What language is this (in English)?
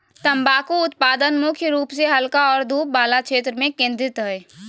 Magahi